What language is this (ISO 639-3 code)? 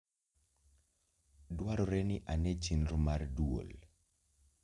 luo